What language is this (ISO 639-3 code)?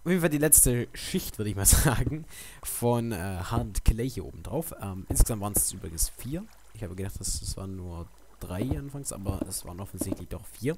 deu